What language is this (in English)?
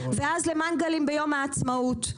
Hebrew